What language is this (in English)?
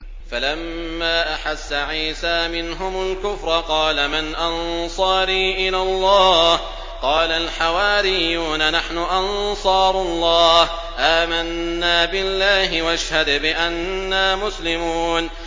Arabic